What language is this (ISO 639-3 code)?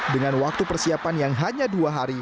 ind